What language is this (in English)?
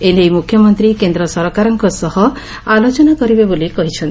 Odia